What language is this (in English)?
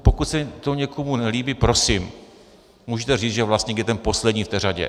Czech